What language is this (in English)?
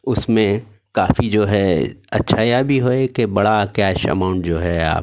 Urdu